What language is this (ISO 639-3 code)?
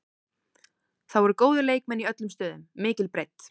isl